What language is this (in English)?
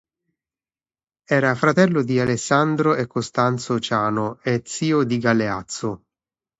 Italian